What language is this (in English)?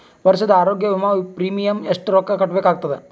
Kannada